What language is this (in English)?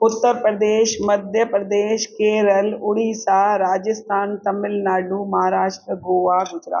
Sindhi